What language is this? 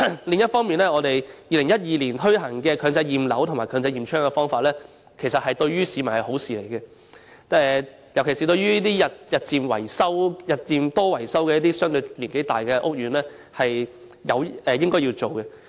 Cantonese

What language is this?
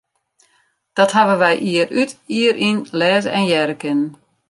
Western Frisian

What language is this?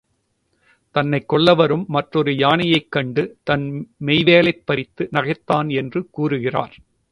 Tamil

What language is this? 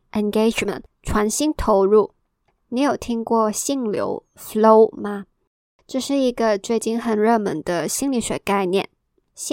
Chinese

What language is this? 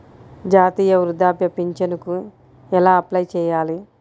Telugu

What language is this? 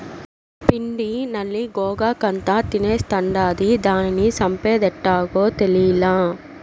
Telugu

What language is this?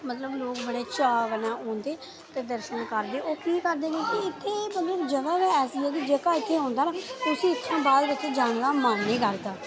Dogri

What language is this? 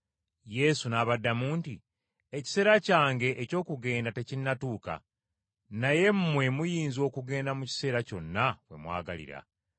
Ganda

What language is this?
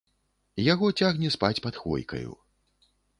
Belarusian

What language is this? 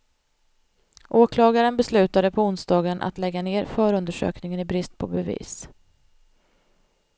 Swedish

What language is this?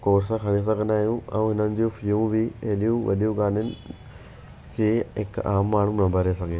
Sindhi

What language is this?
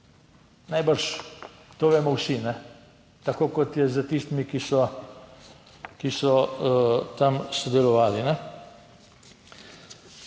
Slovenian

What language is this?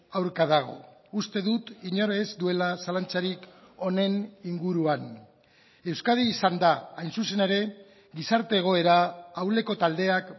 Basque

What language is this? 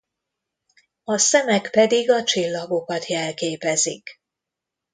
Hungarian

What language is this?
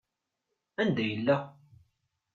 Kabyle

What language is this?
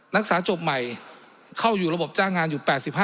Thai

